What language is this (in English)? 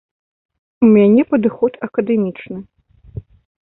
Belarusian